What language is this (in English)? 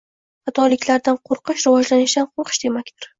Uzbek